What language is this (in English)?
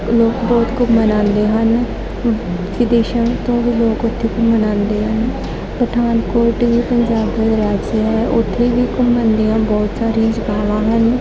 Punjabi